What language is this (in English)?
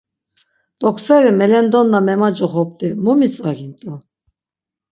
Laz